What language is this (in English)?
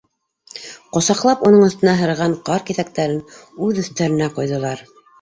Bashkir